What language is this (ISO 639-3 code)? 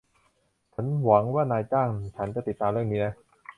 tha